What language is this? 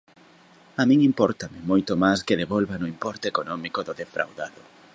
Galician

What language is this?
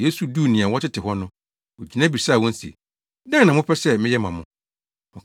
Akan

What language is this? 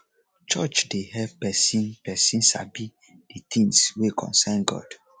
Nigerian Pidgin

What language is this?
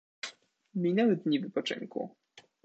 Polish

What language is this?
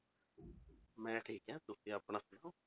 Punjabi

